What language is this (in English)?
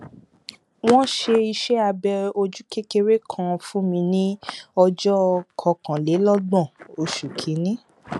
Yoruba